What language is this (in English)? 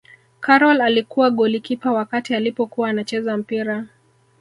Swahili